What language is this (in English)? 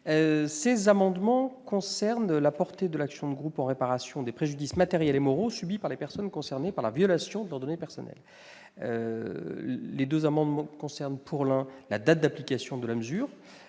French